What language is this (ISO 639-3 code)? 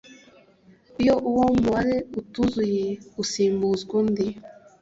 kin